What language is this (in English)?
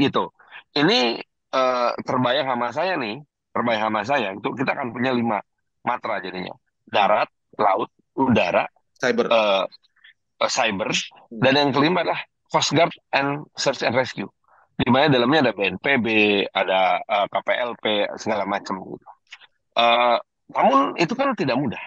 Indonesian